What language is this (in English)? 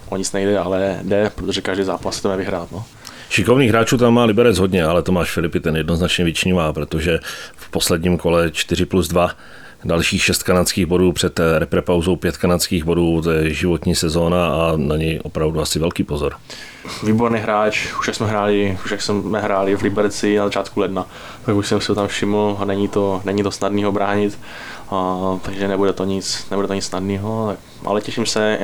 Czech